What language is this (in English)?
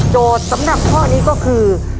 Thai